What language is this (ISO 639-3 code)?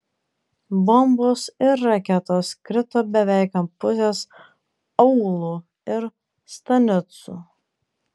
lit